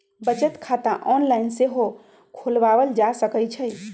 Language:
Magahi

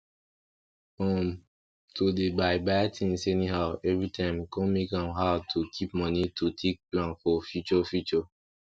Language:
Nigerian Pidgin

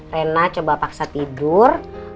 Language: Indonesian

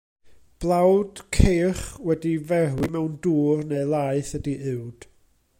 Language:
Welsh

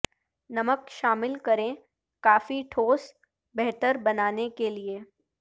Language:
Urdu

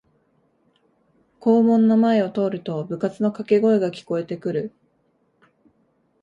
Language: Japanese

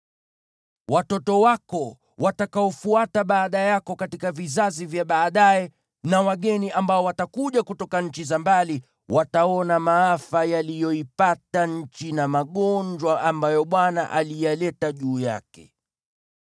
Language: Swahili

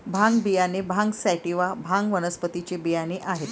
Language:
Marathi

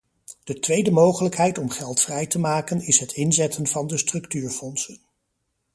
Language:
Dutch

